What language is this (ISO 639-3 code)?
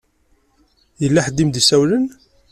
kab